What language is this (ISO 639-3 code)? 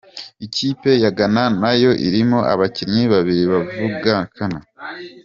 kin